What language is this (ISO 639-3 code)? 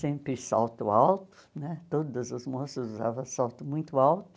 por